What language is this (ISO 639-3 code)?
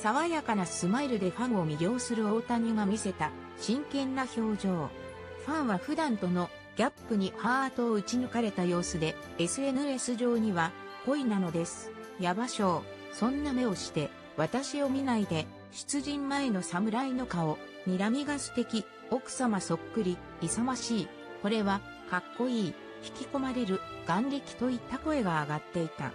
jpn